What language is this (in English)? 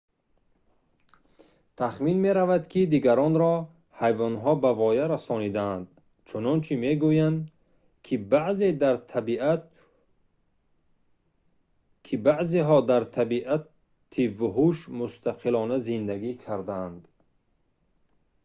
Tajik